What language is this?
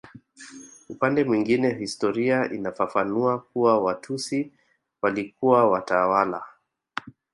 Swahili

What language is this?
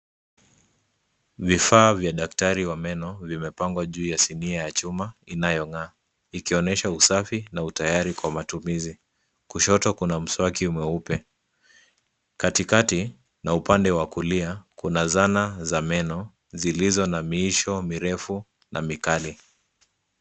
Swahili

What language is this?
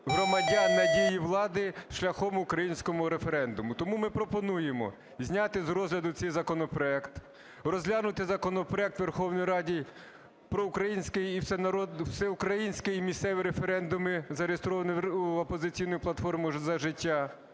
Ukrainian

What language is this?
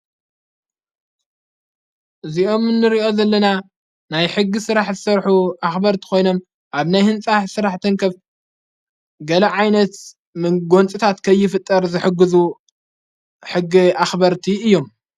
Tigrinya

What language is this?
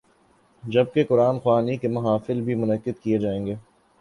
Urdu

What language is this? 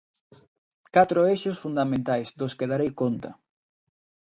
Galician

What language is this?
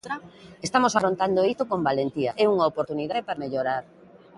Galician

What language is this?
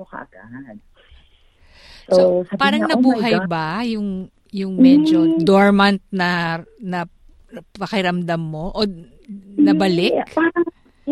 Filipino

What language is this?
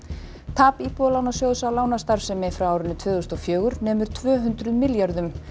Icelandic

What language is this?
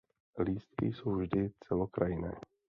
Czech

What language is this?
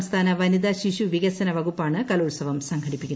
Malayalam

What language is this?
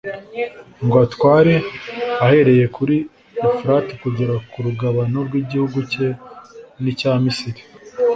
Kinyarwanda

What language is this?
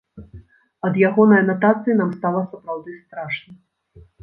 Belarusian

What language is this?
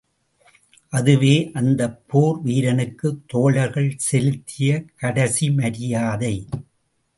Tamil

